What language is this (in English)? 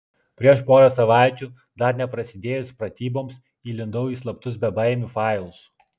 Lithuanian